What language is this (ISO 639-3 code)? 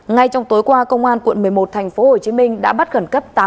vie